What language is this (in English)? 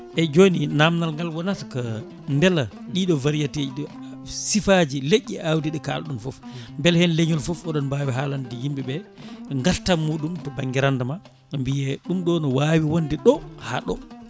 Fula